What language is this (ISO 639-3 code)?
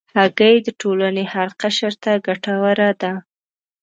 pus